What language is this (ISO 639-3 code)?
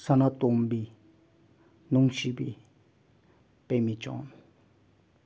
mni